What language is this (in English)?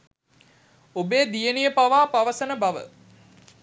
Sinhala